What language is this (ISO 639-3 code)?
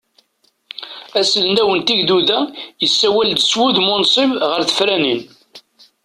kab